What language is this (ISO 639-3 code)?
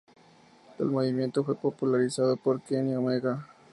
spa